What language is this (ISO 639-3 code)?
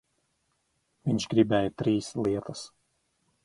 lav